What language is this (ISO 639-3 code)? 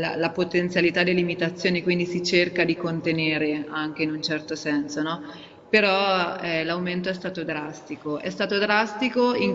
ita